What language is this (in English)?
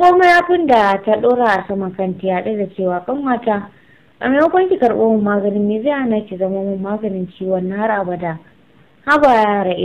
Romanian